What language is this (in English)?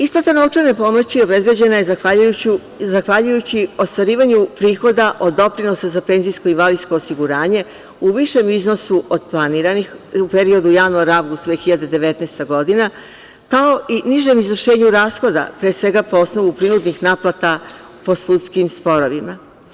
Serbian